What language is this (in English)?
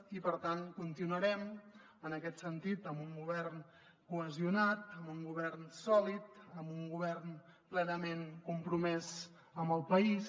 Catalan